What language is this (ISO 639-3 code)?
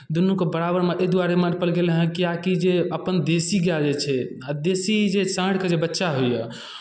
mai